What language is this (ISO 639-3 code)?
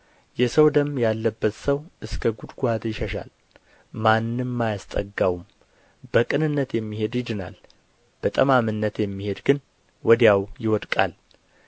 amh